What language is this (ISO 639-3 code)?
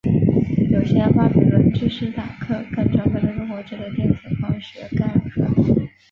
zho